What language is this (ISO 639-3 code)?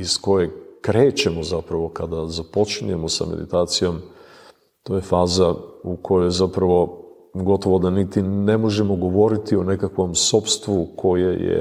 hrv